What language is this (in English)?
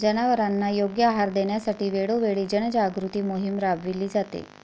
Marathi